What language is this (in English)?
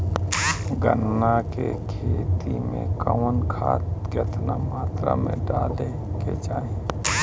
Bhojpuri